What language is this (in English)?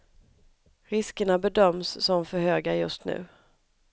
Swedish